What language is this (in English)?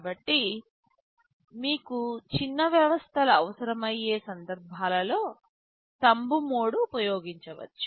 Telugu